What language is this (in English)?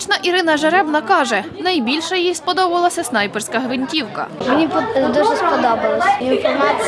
Ukrainian